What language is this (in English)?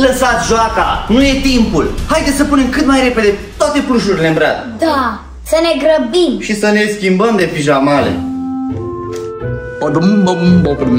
Romanian